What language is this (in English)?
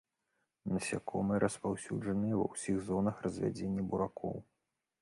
Belarusian